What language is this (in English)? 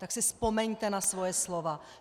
Czech